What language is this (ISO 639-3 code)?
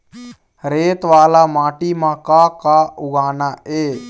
hne